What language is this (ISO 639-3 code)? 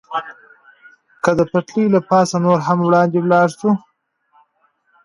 pus